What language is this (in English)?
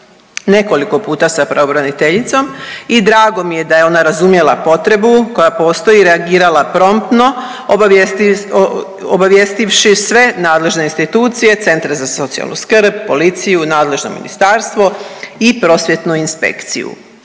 Croatian